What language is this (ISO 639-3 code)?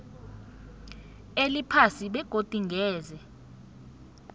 nbl